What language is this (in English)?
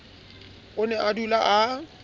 Southern Sotho